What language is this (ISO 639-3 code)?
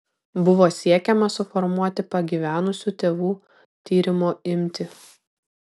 lit